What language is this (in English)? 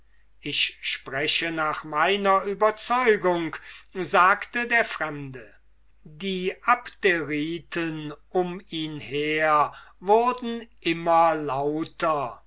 German